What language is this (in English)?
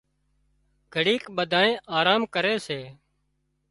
Wadiyara Koli